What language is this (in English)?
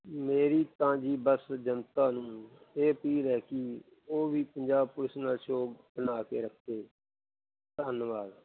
Punjabi